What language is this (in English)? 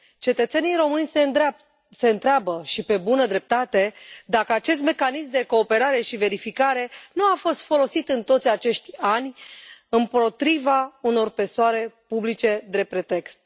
Romanian